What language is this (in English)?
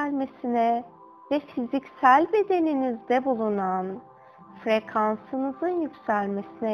Turkish